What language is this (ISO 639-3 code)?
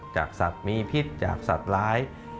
tha